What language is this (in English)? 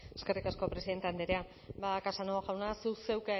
Basque